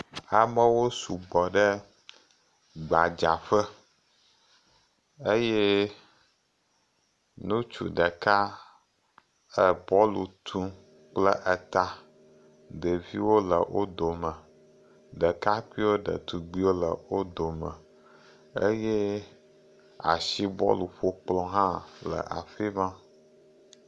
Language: Ewe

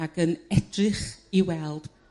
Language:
Welsh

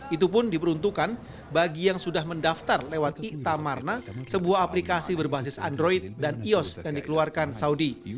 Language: Indonesian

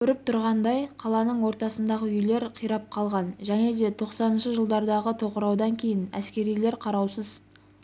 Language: Kazakh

